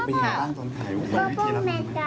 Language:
Thai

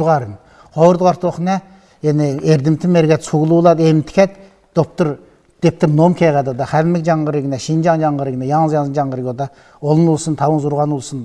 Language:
Turkish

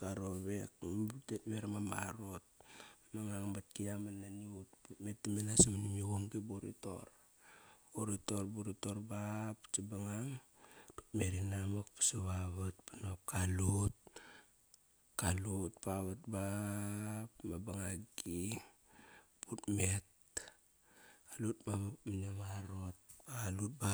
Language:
Kairak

